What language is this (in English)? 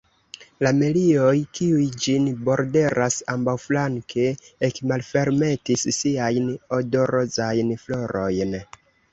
Esperanto